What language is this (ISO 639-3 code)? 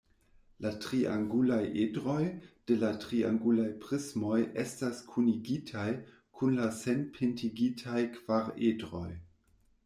epo